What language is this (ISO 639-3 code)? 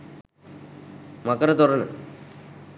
sin